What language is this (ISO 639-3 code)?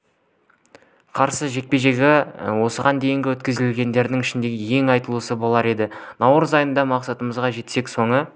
kaz